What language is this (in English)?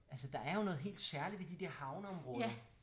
Danish